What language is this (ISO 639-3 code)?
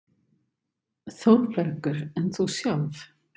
isl